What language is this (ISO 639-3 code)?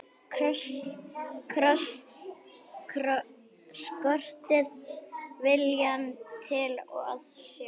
isl